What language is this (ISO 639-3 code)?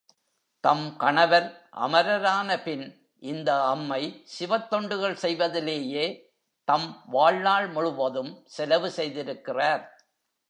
tam